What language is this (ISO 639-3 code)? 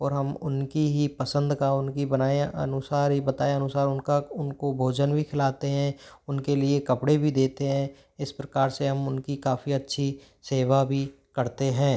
hin